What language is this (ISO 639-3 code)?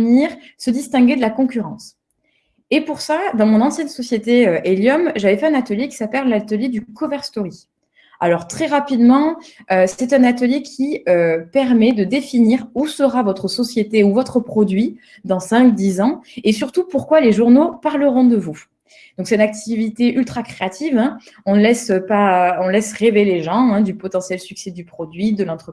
fra